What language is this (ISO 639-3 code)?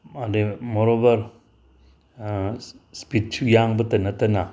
mni